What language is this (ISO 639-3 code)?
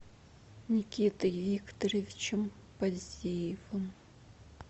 rus